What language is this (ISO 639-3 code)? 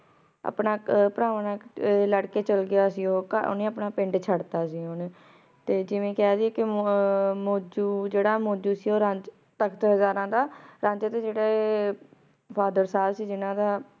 pan